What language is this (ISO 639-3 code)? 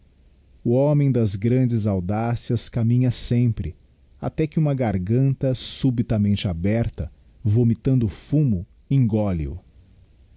por